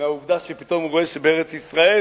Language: Hebrew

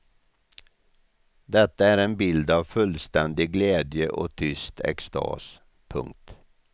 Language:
Swedish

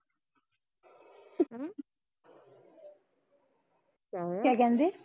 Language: Punjabi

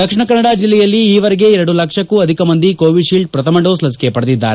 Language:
Kannada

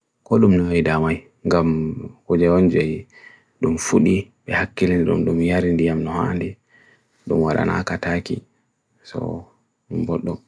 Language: Bagirmi Fulfulde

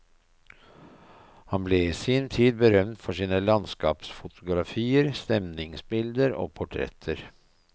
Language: Norwegian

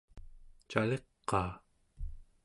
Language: Central Yupik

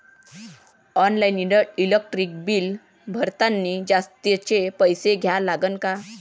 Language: Marathi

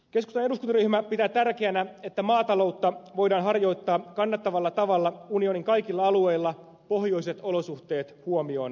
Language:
Finnish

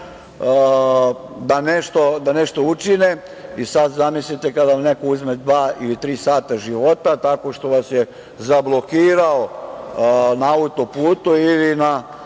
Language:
Serbian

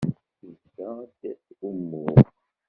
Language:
Kabyle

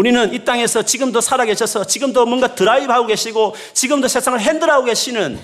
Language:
Korean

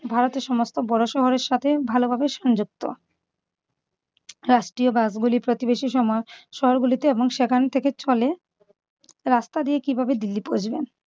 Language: Bangla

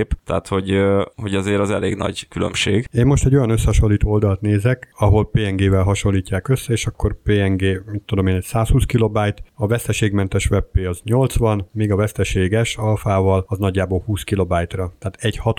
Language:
Hungarian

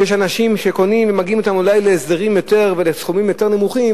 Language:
Hebrew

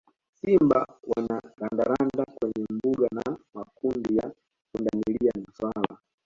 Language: Swahili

